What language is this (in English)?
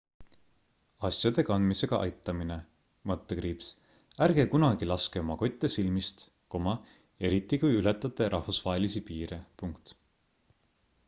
Estonian